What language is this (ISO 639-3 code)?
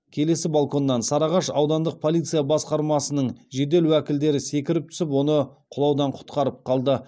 kaz